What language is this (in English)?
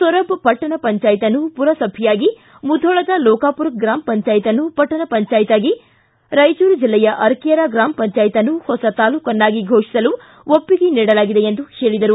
Kannada